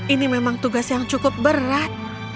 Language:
Indonesian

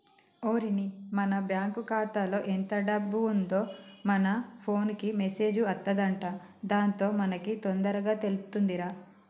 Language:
Telugu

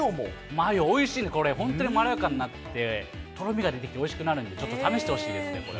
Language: Japanese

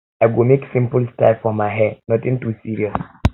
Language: Nigerian Pidgin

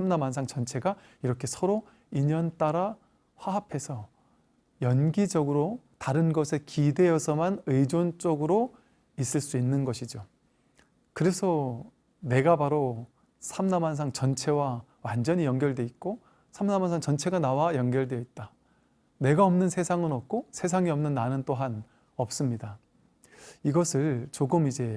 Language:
Korean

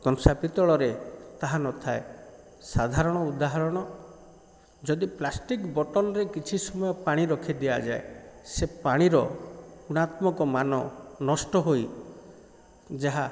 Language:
Odia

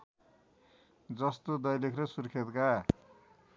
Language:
Nepali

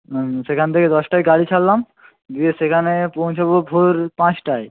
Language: Bangla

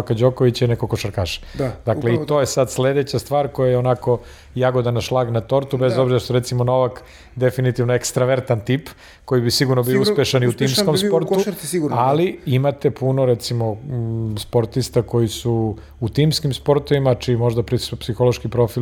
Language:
Croatian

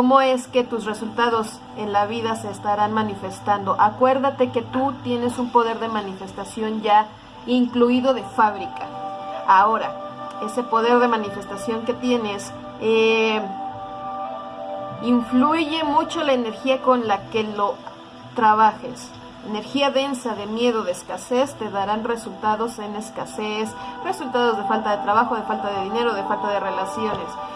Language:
Spanish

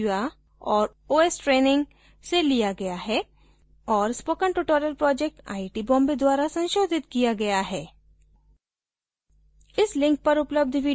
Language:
Hindi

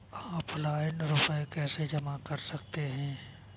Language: Hindi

